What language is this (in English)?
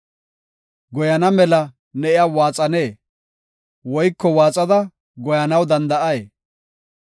Gofa